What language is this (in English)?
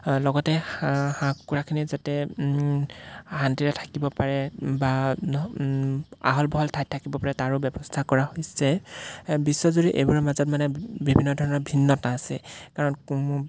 Assamese